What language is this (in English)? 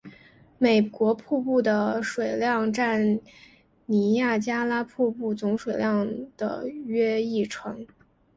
Chinese